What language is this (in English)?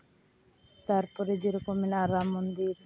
Santali